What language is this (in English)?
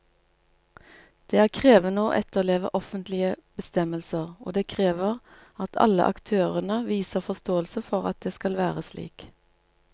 Norwegian